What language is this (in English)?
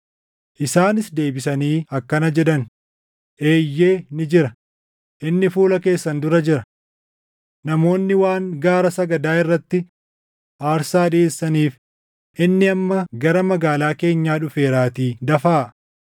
Oromo